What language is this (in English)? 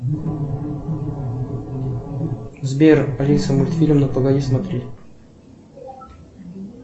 Russian